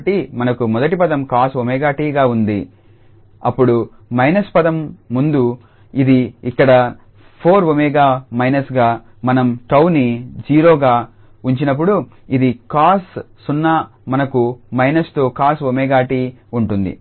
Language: Telugu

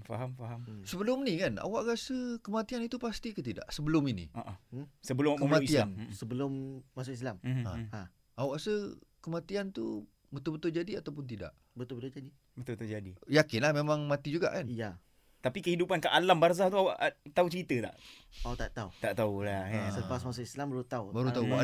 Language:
Malay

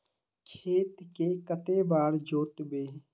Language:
Magahi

